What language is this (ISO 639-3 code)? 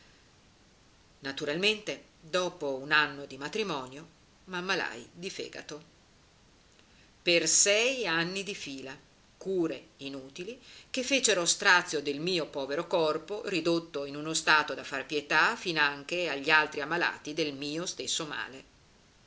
ita